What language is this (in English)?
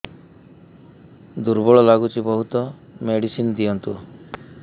Odia